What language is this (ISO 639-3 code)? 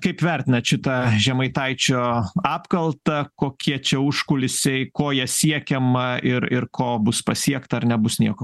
lit